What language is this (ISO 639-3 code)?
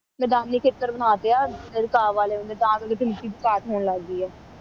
pan